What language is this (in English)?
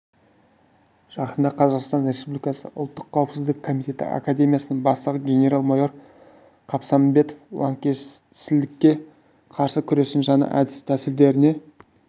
Kazakh